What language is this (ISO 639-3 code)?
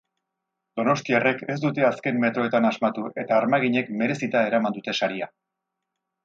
eus